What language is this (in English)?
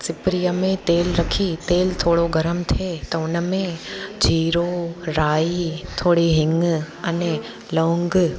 Sindhi